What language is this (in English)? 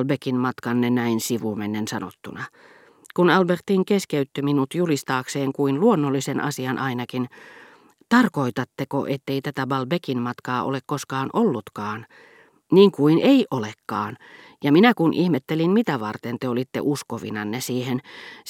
Finnish